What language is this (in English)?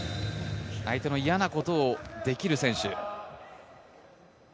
Japanese